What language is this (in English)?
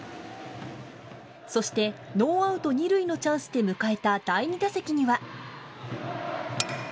Japanese